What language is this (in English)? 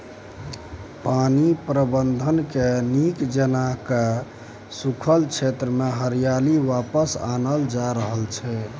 Maithili